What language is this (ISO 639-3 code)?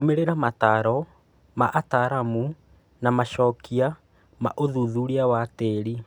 kik